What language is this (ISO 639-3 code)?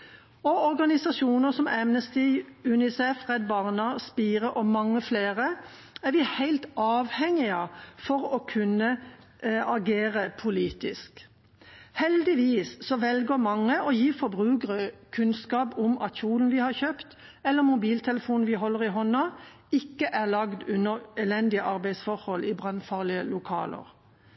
nob